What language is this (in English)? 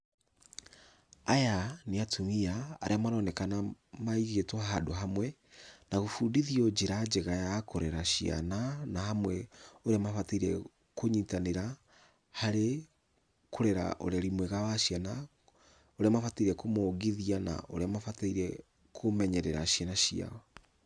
Kikuyu